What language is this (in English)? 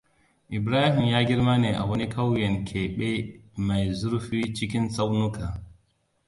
Hausa